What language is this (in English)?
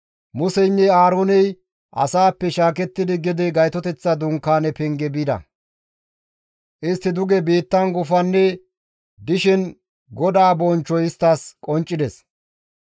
Gamo